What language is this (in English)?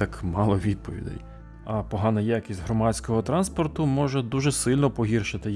Ukrainian